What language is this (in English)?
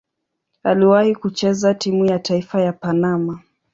Swahili